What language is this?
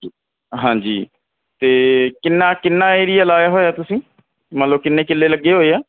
Punjabi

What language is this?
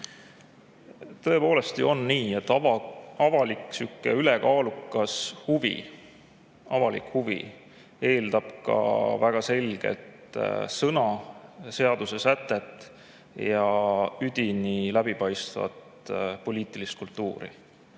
Estonian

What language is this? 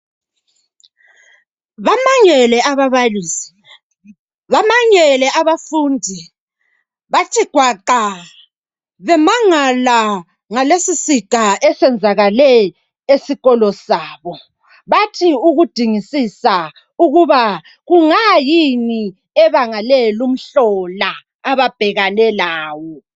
North Ndebele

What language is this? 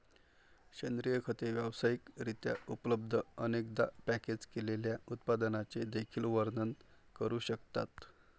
Marathi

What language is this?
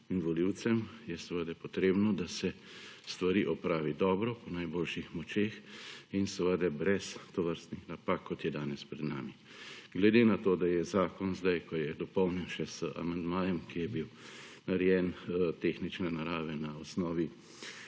Slovenian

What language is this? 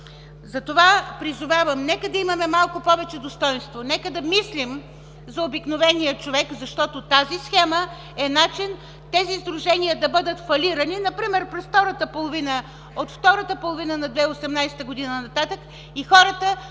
Bulgarian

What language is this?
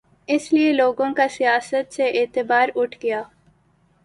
Urdu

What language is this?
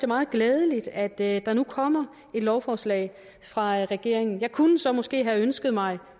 Danish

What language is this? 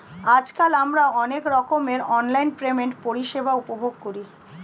Bangla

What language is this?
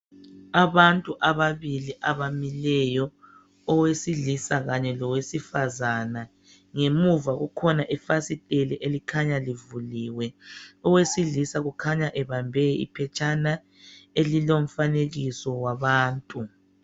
North Ndebele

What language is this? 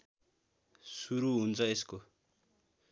Nepali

